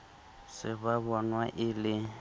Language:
Southern Sotho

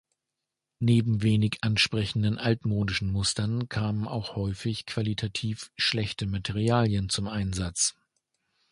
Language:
German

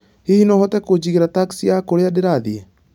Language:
Kikuyu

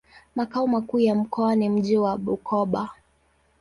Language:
Swahili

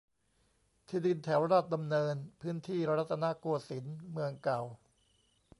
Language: Thai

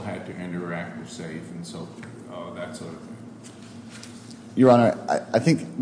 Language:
English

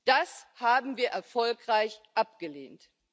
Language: German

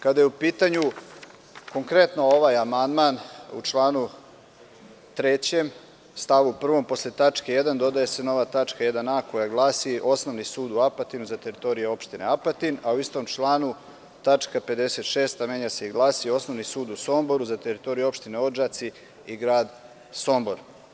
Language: Serbian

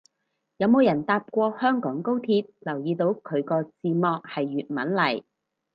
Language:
Cantonese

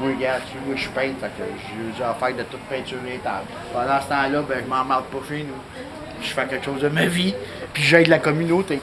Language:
French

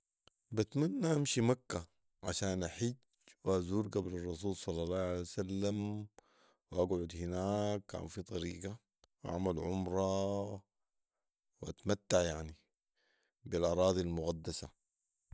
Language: Sudanese Arabic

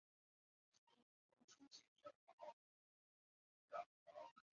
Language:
Chinese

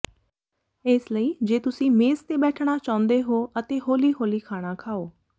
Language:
Punjabi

